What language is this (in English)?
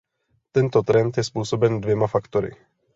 Czech